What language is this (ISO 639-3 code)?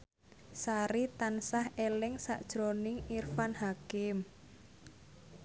jav